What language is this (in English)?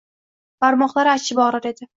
Uzbek